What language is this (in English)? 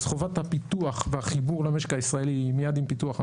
Hebrew